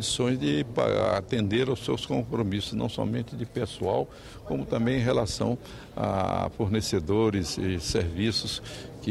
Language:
Portuguese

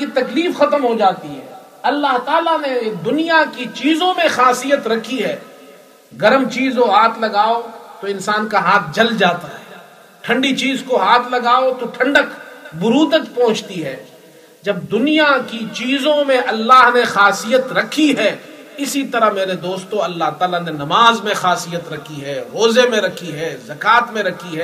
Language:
Urdu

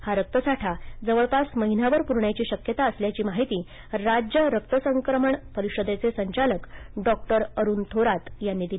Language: Marathi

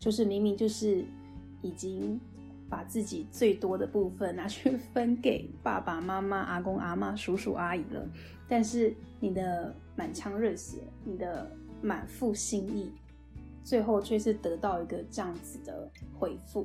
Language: Chinese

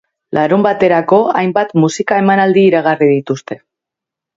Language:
Basque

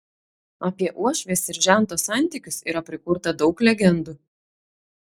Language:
Lithuanian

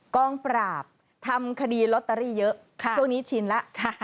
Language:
Thai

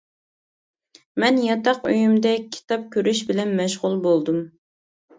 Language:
Uyghur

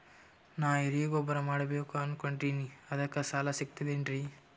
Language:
Kannada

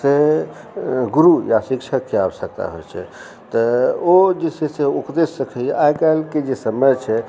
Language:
Maithili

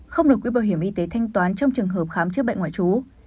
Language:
Vietnamese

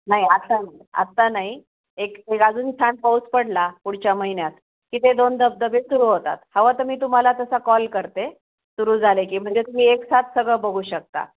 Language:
Marathi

